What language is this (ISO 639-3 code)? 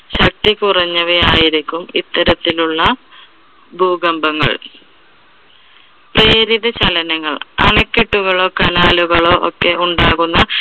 mal